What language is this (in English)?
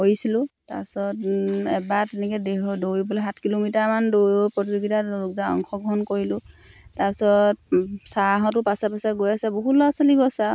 Assamese